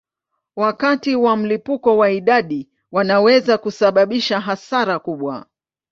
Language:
Swahili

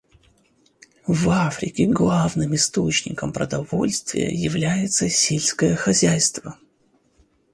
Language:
Russian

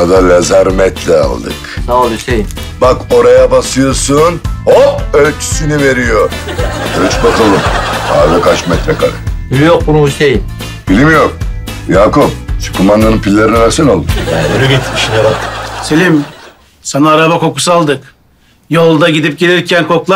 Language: Turkish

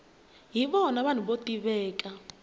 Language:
Tsonga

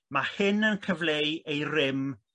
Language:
Welsh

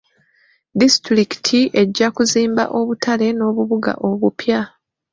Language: Ganda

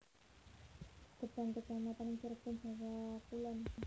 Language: Javanese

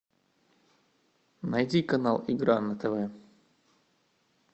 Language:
Russian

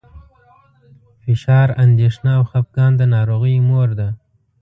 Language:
Pashto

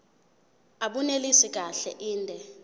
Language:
Zulu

